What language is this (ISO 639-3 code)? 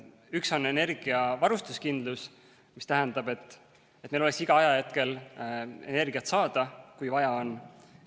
est